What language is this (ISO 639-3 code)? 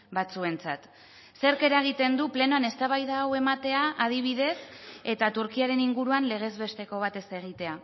eus